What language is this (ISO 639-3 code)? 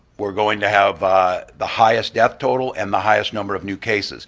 eng